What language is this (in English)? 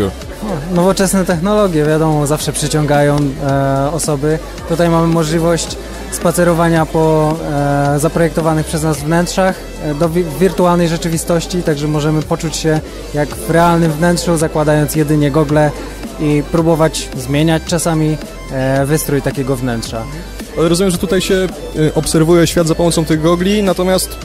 Polish